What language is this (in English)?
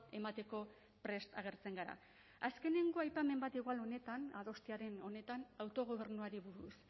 Basque